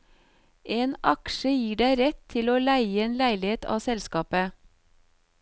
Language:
Norwegian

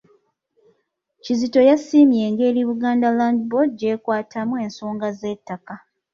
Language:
Ganda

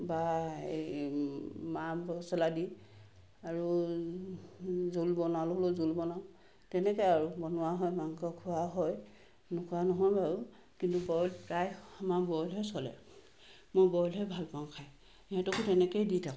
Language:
Assamese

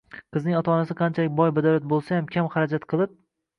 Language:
Uzbek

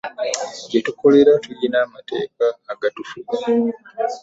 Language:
Ganda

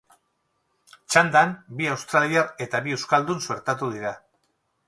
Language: Basque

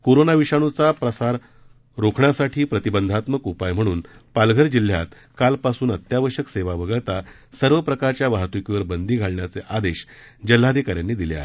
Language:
Marathi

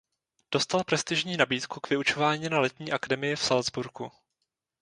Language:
Czech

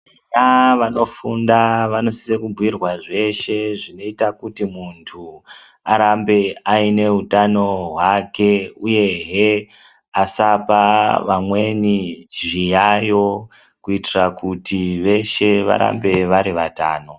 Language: Ndau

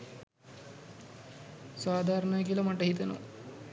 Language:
Sinhala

